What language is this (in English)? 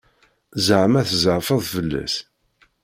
Kabyle